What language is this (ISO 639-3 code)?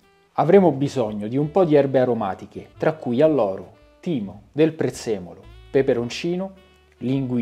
ita